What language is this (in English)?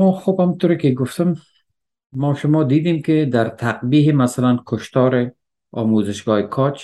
Persian